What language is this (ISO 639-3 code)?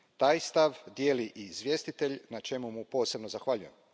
hrv